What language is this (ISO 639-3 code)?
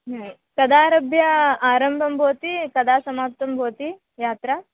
san